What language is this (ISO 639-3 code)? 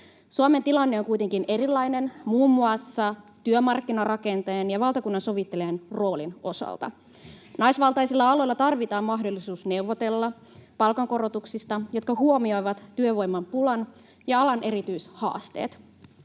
fin